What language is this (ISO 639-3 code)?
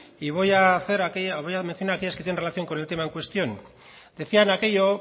spa